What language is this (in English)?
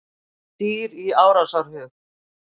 Icelandic